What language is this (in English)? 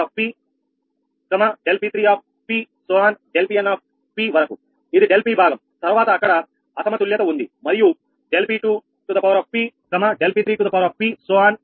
Telugu